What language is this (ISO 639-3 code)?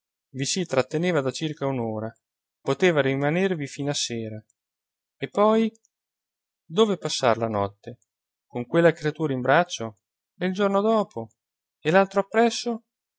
ita